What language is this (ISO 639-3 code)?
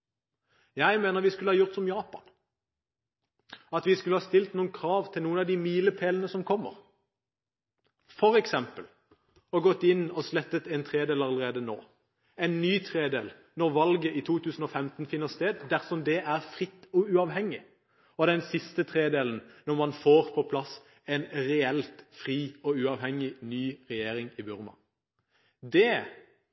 nob